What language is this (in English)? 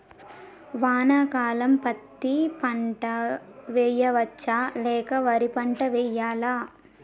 Telugu